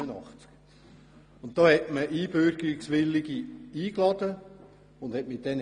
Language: Swiss German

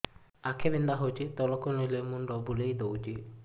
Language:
Odia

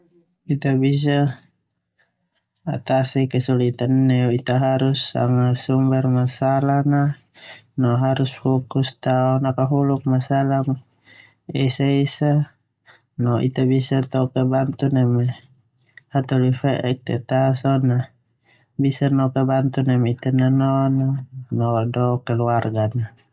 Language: Termanu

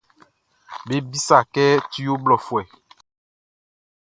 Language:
Baoulé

